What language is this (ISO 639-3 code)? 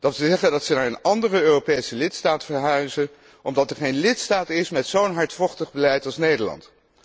nld